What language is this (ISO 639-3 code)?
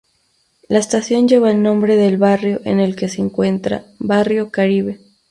spa